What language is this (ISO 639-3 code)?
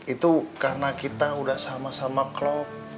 ind